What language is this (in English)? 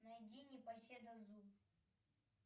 Russian